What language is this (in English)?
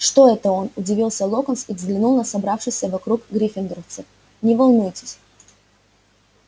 Russian